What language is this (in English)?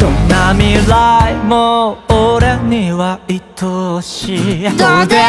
Thai